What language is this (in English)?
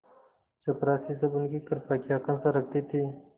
Hindi